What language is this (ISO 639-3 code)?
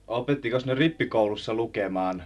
fin